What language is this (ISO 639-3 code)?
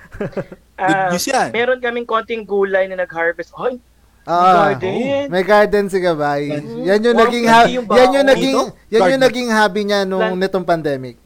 fil